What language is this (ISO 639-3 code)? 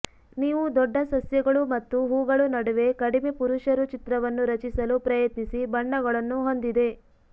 kan